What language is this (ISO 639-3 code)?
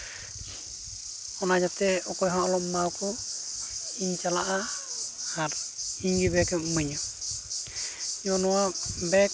sat